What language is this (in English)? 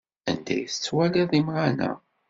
Kabyle